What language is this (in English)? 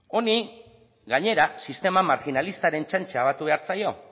Basque